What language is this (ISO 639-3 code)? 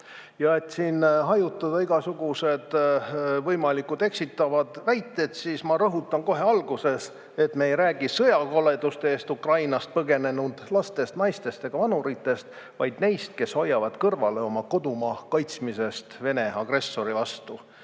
est